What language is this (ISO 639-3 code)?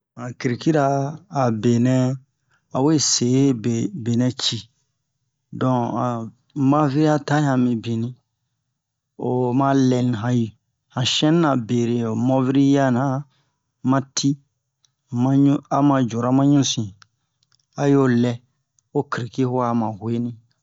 bmq